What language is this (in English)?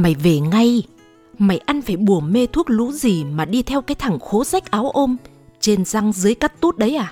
Vietnamese